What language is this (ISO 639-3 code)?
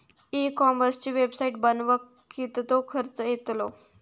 mar